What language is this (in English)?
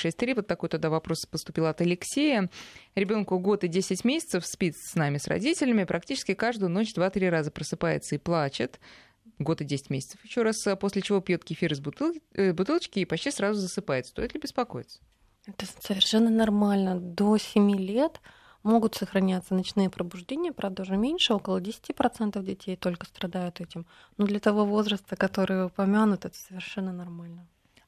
Russian